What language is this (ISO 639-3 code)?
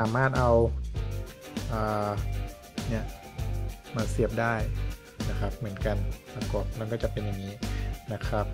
tha